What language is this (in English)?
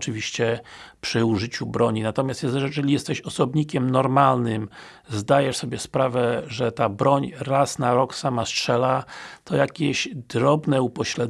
Polish